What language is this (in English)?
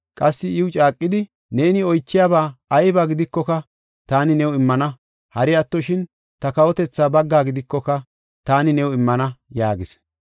Gofa